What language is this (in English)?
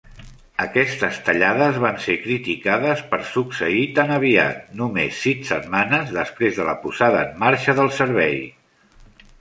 Catalan